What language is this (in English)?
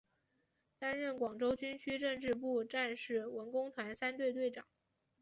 Chinese